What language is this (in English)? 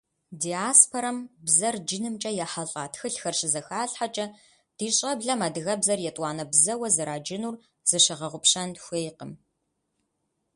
Kabardian